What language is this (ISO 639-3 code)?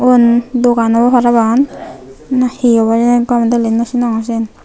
ccp